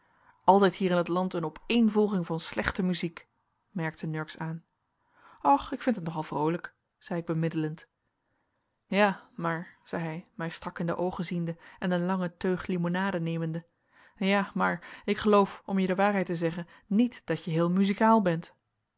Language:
Dutch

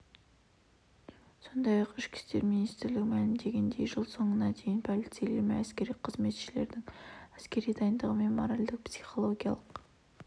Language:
Kazakh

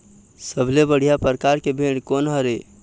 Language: Chhattisgarhi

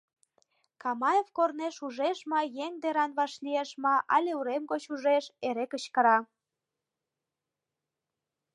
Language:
Mari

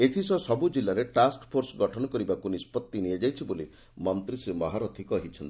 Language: Odia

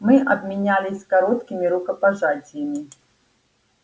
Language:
Russian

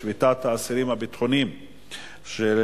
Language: Hebrew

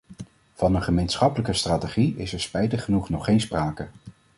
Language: Dutch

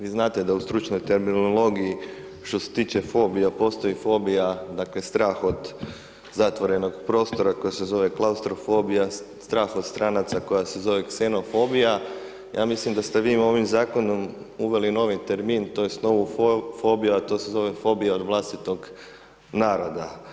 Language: Croatian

